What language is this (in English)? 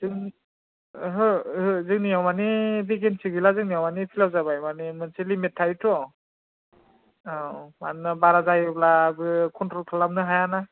Bodo